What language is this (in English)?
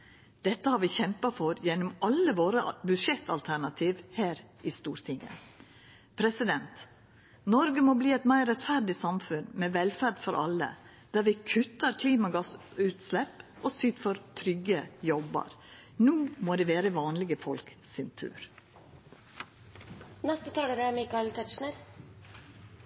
Norwegian